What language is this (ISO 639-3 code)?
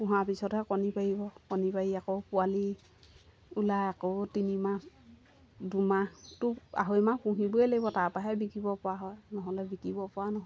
asm